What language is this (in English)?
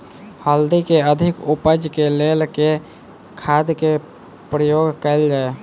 Maithili